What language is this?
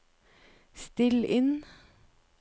Norwegian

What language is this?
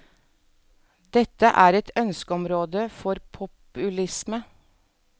Norwegian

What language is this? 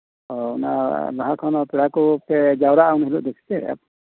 Santali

